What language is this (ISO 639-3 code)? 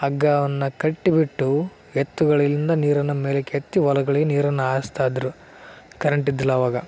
kan